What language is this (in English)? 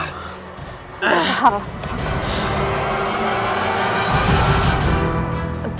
Indonesian